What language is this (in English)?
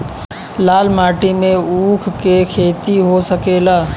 Bhojpuri